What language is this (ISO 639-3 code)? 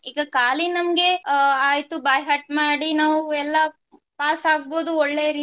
kan